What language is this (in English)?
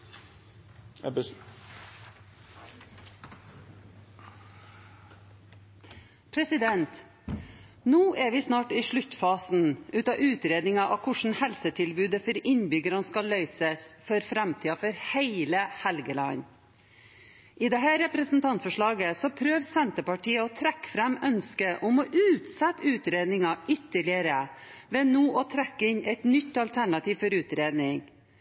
Norwegian